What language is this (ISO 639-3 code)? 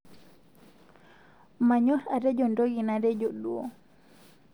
mas